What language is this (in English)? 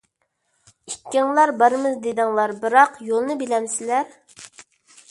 Uyghur